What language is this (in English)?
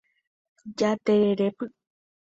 Guarani